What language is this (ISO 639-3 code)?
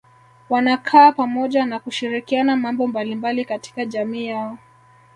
swa